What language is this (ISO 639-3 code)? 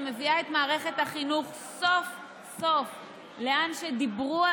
heb